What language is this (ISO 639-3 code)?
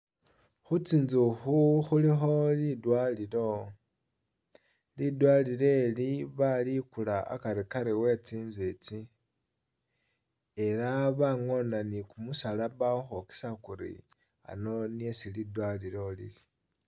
myx